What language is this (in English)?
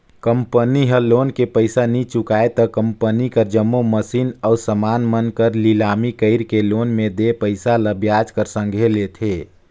Chhattisgarhi